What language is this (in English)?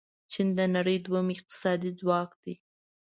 Pashto